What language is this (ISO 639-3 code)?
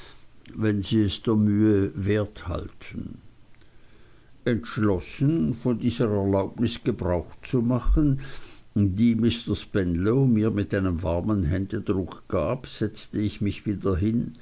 deu